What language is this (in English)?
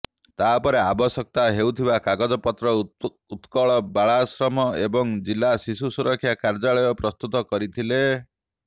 Odia